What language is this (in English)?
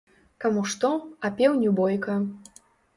Belarusian